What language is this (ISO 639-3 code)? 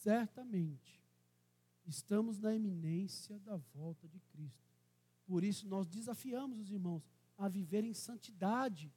por